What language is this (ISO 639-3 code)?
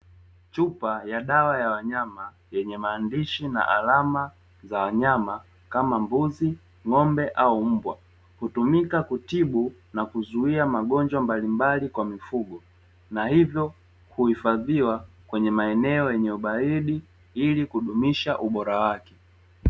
swa